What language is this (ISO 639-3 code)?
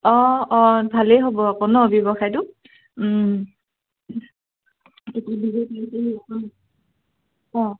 asm